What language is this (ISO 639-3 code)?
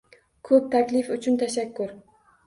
uzb